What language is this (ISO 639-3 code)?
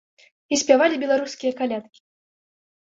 bel